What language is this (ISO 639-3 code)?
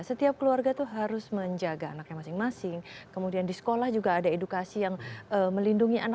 ind